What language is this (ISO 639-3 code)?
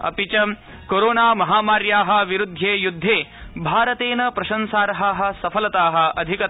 san